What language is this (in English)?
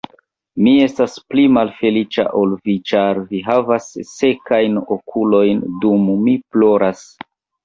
Esperanto